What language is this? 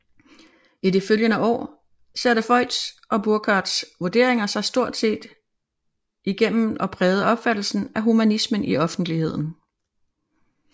Danish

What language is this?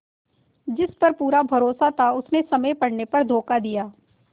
Hindi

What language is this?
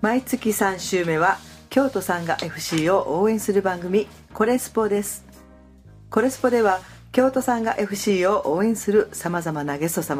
Japanese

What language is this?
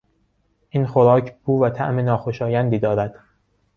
Persian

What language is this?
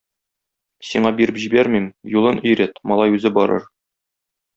Tatar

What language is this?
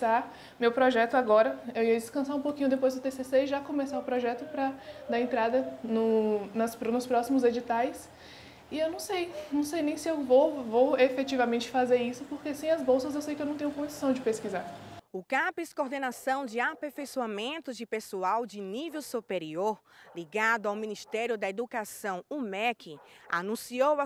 Portuguese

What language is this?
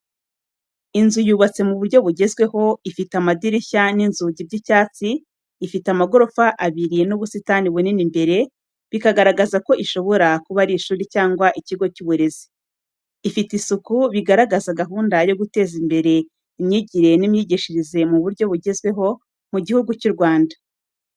Kinyarwanda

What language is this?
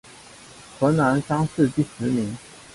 Chinese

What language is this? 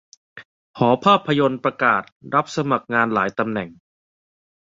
Thai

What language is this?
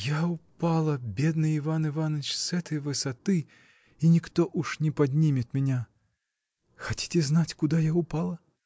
Russian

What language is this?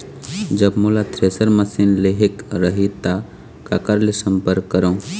Chhattisgarhi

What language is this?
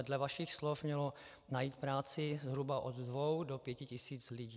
Czech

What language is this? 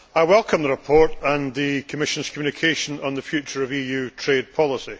English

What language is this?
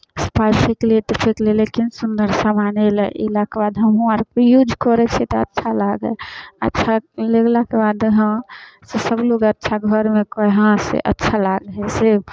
Maithili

